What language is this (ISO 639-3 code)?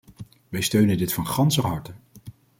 nld